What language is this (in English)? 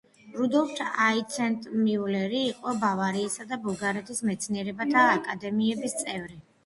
Georgian